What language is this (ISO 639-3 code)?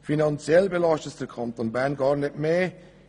gsw